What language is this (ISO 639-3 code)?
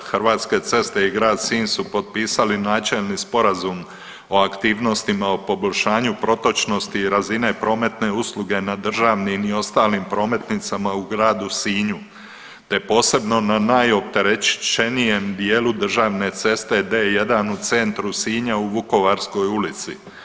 hrv